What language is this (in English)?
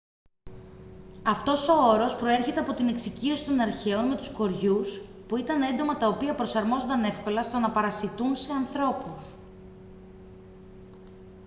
Greek